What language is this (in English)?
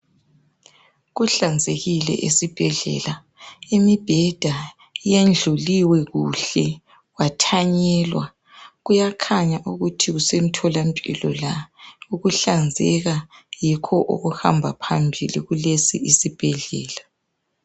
North Ndebele